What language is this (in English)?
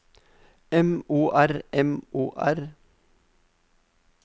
Norwegian